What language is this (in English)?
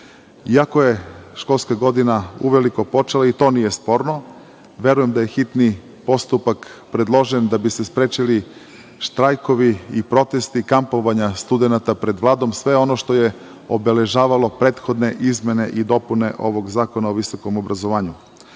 Serbian